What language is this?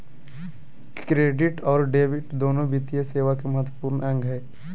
Magahi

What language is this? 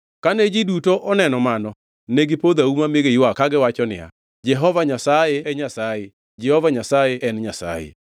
Luo (Kenya and Tanzania)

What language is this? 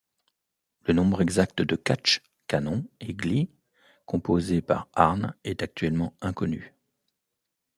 French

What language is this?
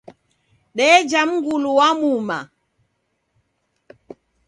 Taita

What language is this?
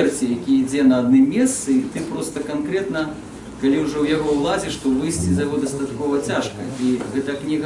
Russian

